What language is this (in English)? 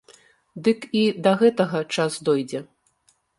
Belarusian